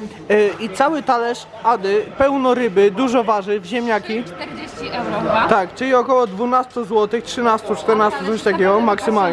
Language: Polish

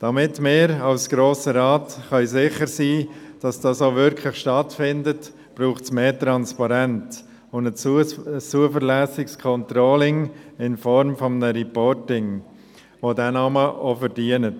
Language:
Swiss German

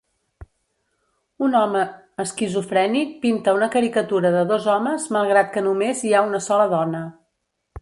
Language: Catalan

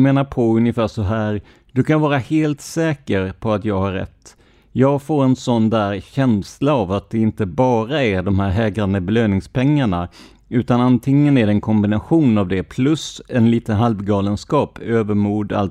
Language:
Swedish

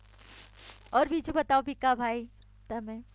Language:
Gujarati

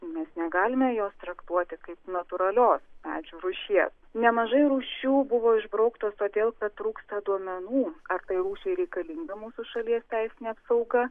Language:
Lithuanian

